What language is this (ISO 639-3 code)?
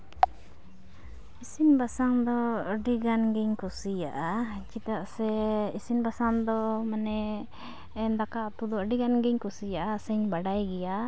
sat